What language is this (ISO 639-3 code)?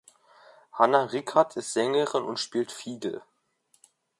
deu